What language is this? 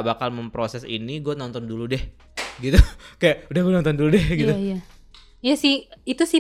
Indonesian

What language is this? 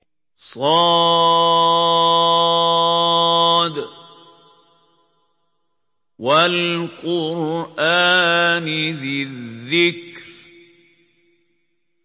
Arabic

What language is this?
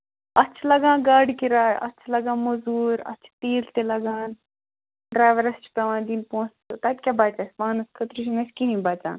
Kashmiri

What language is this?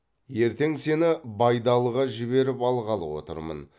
Kazakh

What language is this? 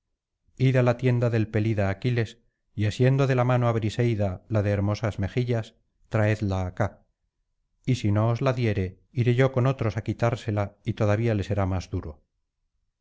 Spanish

